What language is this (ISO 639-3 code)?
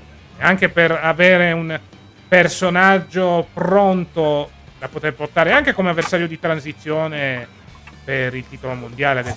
ita